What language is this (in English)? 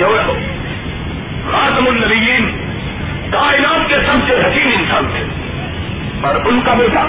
Urdu